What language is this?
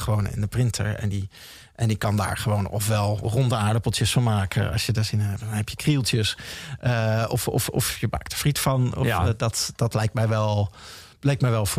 Dutch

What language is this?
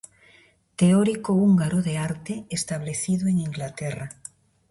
Galician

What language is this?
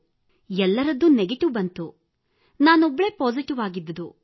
Kannada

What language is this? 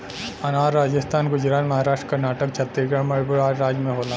Bhojpuri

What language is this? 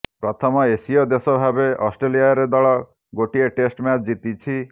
Odia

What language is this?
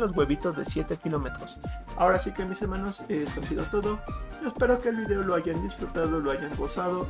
Spanish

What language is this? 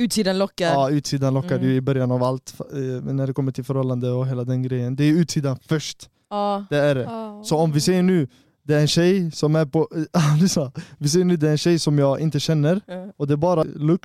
Swedish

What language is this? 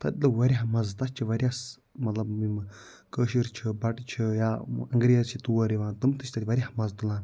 Kashmiri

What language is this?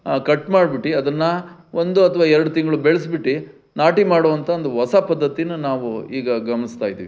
Kannada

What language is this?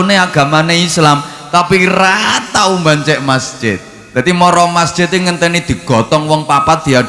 Indonesian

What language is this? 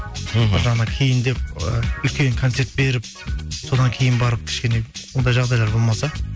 Kazakh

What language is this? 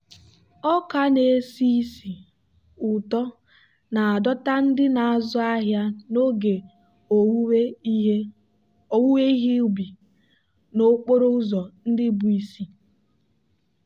Igbo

